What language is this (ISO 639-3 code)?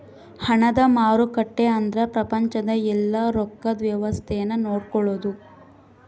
kan